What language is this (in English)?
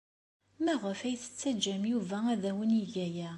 Kabyle